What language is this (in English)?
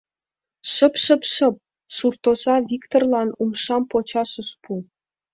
Mari